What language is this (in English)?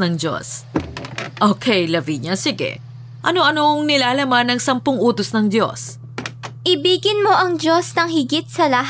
Filipino